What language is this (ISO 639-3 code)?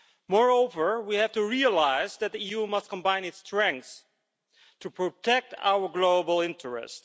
eng